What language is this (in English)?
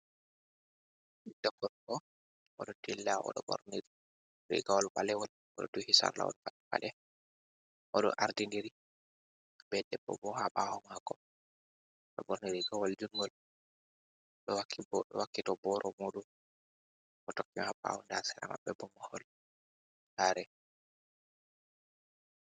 Fula